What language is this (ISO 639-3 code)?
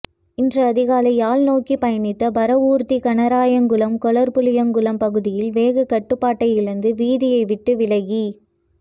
tam